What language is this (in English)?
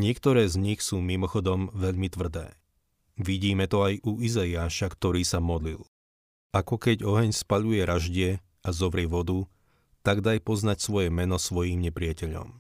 Slovak